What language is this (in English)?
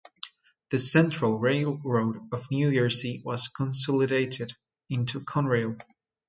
English